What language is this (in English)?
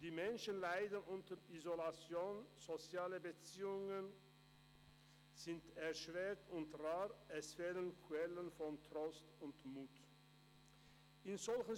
Swiss German